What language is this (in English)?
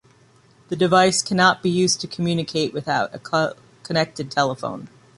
English